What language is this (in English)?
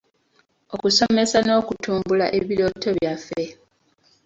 Ganda